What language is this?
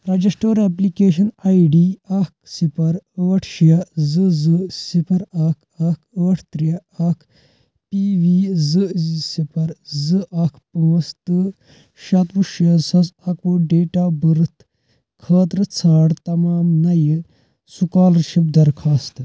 Kashmiri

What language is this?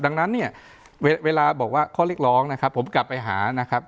Thai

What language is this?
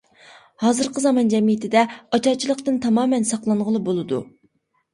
Uyghur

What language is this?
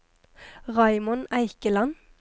Norwegian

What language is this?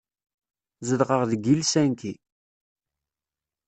Kabyle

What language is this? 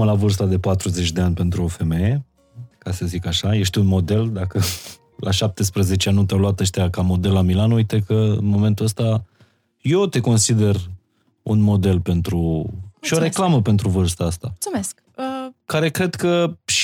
Romanian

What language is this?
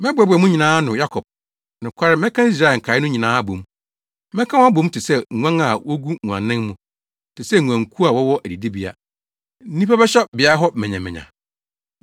Akan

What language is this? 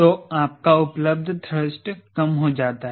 Hindi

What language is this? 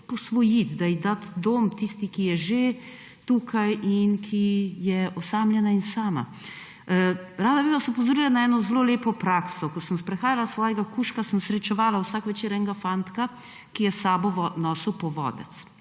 Slovenian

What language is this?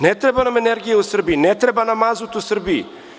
Serbian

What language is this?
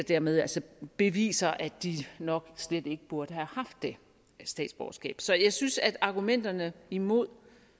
Danish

